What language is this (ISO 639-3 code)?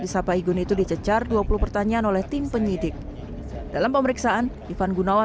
ind